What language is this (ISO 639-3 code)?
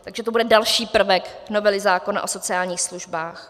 ces